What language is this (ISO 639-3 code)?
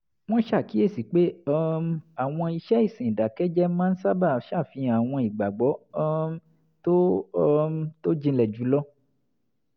yor